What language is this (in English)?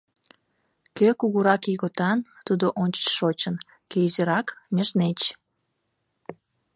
Mari